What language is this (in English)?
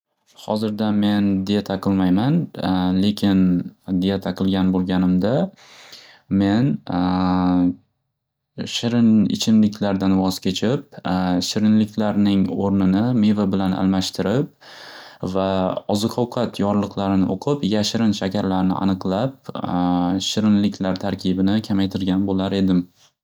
Uzbek